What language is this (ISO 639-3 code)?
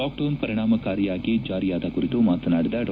kan